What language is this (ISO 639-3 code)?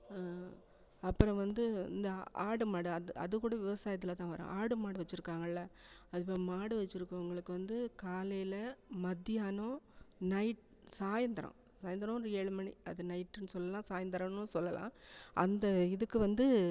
tam